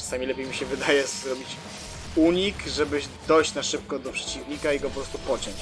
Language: Polish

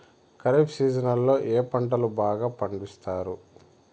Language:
Telugu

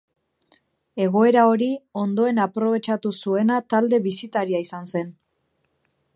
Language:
Basque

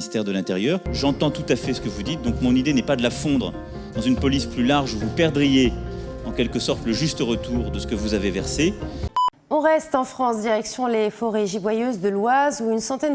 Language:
French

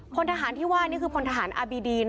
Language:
Thai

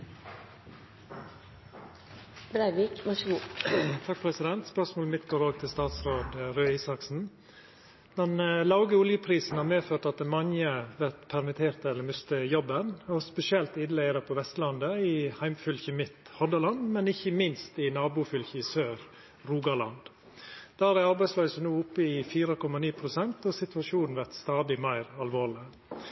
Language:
Norwegian Nynorsk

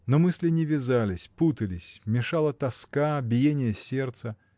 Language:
Russian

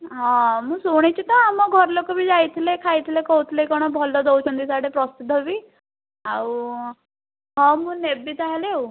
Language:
Odia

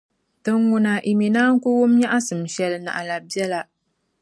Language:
Dagbani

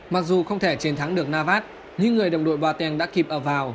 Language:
Vietnamese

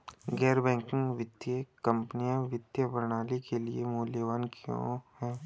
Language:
Hindi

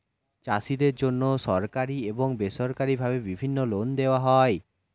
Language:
Bangla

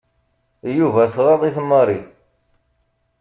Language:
Kabyle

